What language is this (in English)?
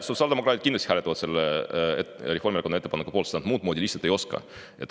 Estonian